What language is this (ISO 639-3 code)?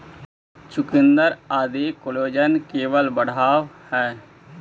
mag